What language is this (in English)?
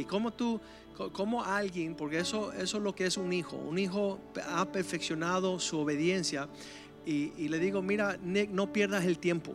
Spanish